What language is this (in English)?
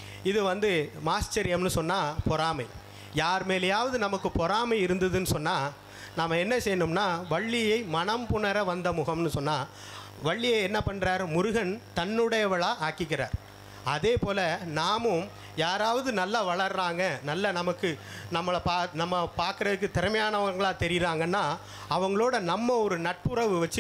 Tamil